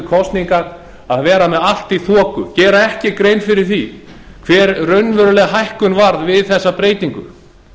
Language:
Icelandic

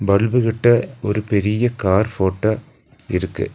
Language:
Tamil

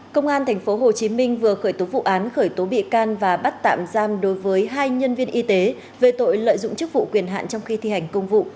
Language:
Vietnamese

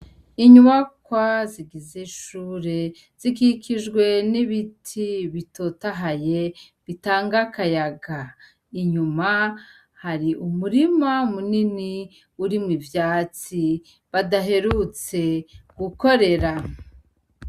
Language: Rundi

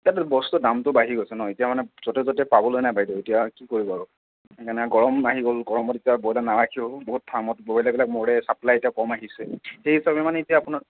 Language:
Assamese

